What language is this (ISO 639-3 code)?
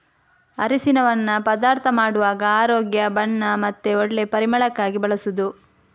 kan